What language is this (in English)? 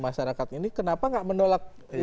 Indonesian